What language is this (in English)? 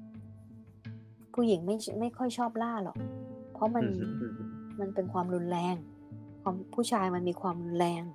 Thai